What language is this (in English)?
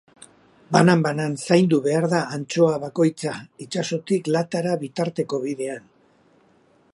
Basque